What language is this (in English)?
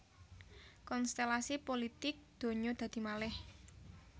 Javanese